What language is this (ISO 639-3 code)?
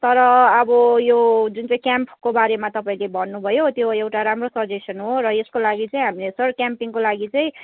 nep